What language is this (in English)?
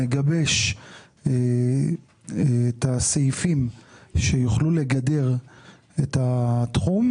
Hebrew